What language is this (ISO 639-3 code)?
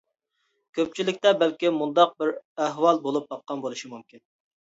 uig